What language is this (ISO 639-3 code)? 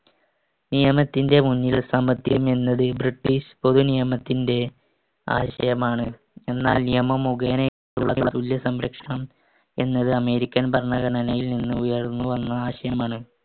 mal